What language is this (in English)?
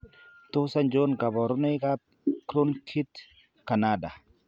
Kalenjin